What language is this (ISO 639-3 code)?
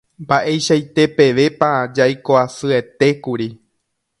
grn